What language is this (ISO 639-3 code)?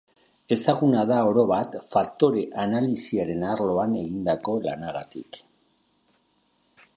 eus